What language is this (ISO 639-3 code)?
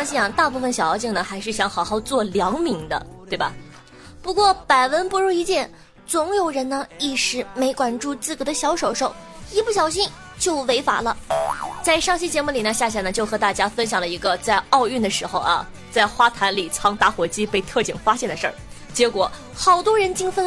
zho